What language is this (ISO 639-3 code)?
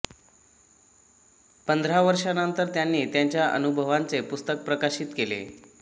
mar